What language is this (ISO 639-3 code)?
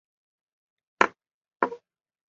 zho